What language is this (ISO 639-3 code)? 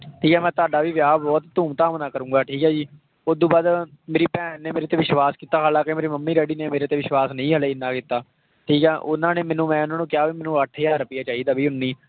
pan